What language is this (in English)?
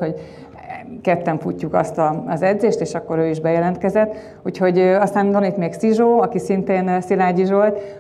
Hungarian